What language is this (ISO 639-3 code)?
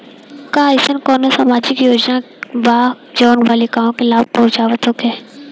bho